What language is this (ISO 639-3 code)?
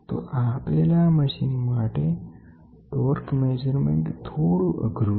guj